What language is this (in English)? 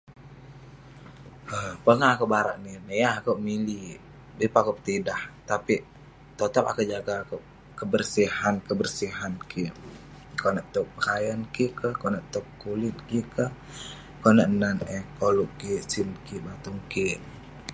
Western Penan